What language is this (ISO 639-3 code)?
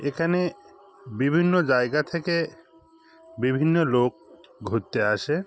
ben